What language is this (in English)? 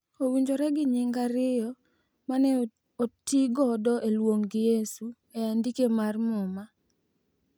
Luo (Kenya and Tanzania)